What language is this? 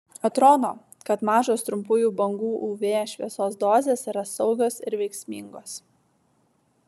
Lithuanian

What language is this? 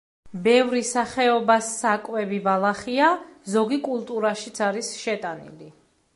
Georgian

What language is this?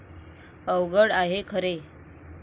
Marathi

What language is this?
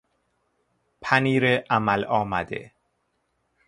Persian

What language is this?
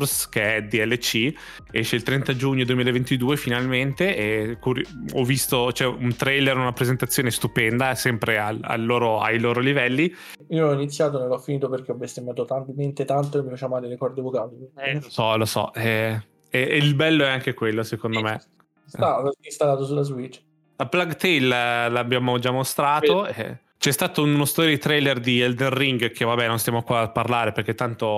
Italian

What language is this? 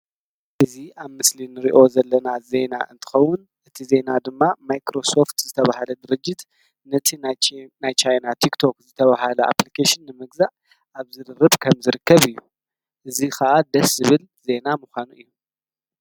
Tigrinya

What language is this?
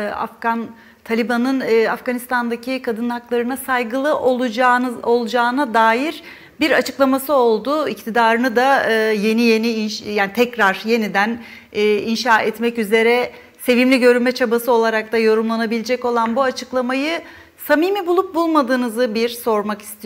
Turkish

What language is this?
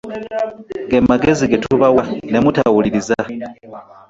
Ganda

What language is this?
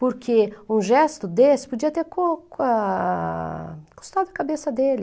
Portuguese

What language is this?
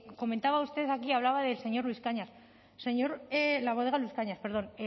Spanish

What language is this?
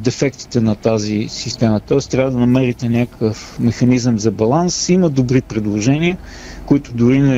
Bulgarian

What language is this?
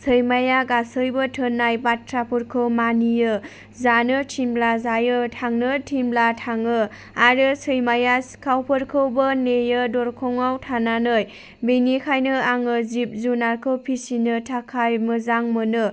Bodo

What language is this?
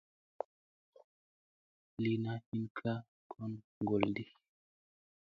Musey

